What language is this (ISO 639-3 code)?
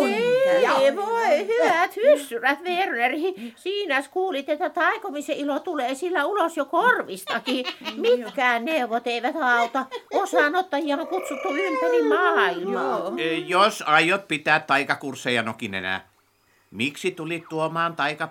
fin